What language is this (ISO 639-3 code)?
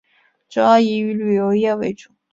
zho